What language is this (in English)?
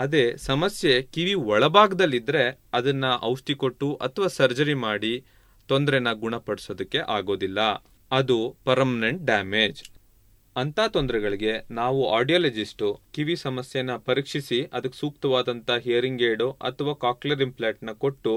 Kannada